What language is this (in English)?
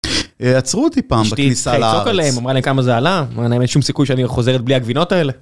Hebrew